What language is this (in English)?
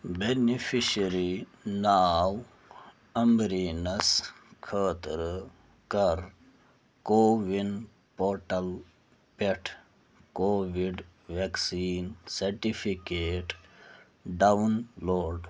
Kashmiri